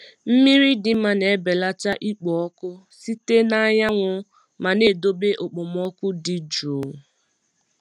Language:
Igbo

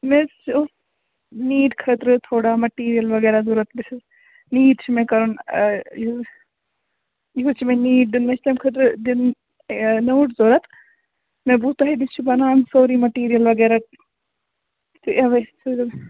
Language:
Kashmiri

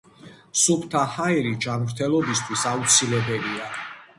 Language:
Georgian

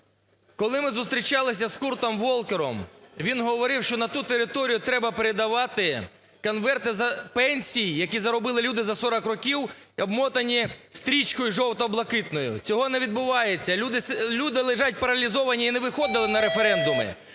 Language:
Ukrainian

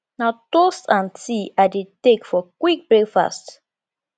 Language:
Nigerian Pidgin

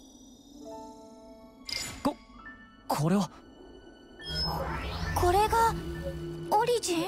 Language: Japanese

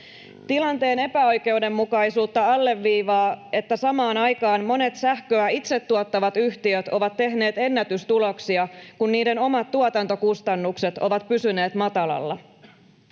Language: Finnish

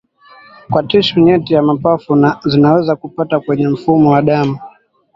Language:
Swahili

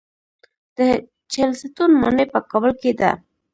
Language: Pashto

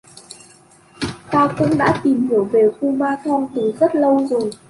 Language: Vietnamese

